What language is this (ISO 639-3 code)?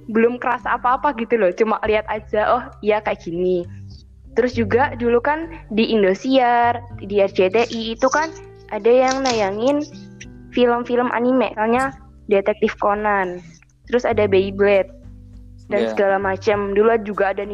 ind